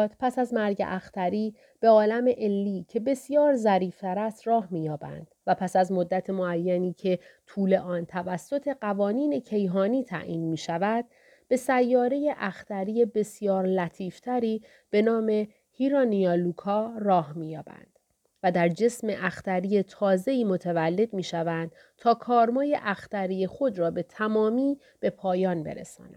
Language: Persian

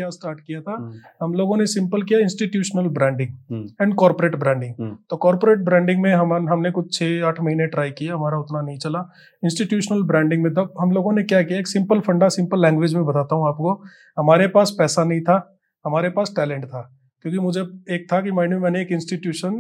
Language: Hindi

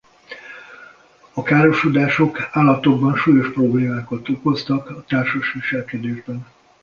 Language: Hungarian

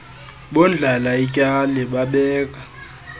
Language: Xhosa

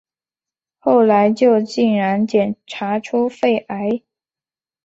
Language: Chinese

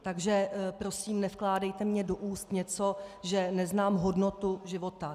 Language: Czech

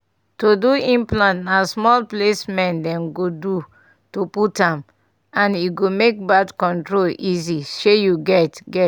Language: Nigerian Pidgin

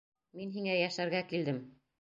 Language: Bashkir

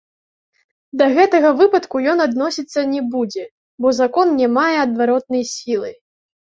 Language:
Belarusian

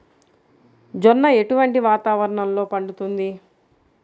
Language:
Telugu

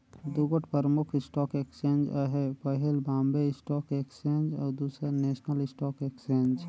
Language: Chhattisgarhi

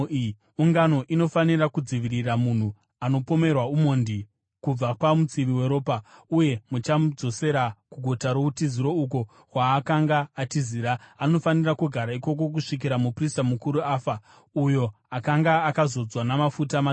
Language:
Shona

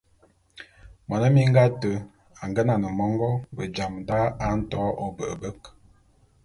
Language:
Bulu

